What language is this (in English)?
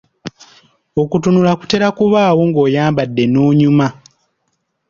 Ganda